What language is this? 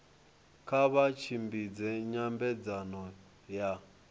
Venda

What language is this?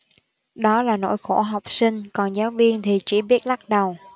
Vietnamese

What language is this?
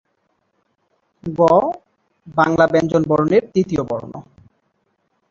Bangla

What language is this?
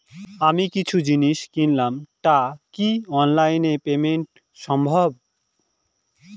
Bangla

